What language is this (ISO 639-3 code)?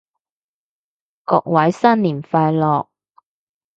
yue